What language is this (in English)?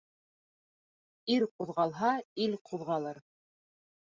Bashkir